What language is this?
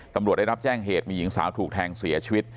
Thai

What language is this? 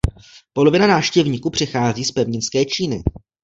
Czech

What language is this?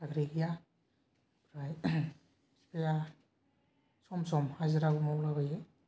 Bodo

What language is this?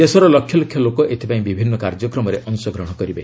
Odia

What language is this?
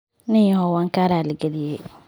Somali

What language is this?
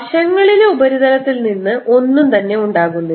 Malayalam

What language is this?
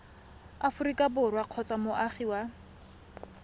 Tswana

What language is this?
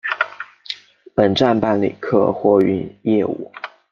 Chinese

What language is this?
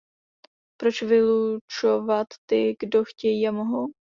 Czech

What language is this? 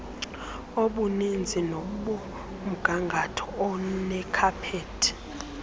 Xhosa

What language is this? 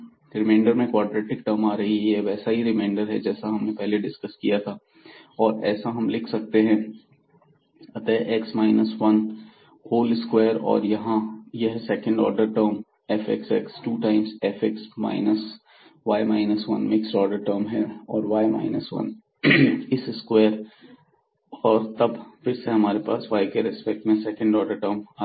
Hindi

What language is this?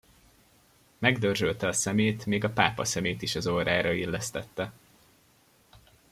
Hungarian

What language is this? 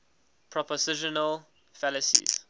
English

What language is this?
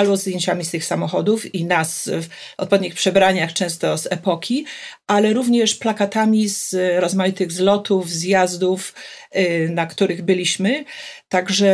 Polish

